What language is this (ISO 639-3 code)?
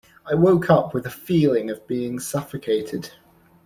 eng